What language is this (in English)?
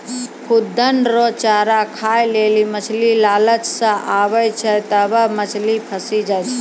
Maithili